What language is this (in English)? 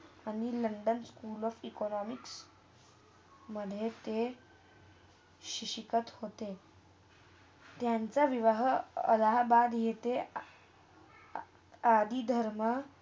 Marathi